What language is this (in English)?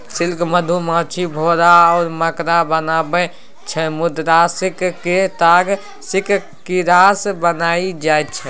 Maithili